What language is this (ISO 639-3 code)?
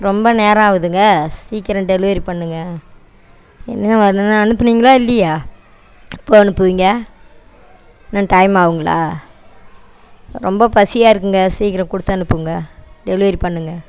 tam